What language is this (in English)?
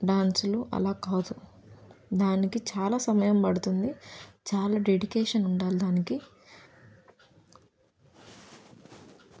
Telugu